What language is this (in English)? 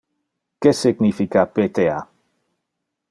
Interlingua